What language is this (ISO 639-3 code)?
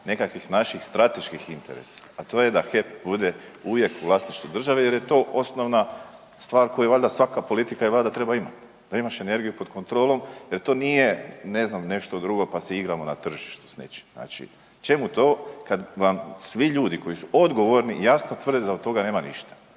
hrv